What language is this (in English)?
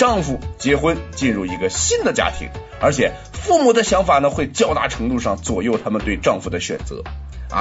Chinese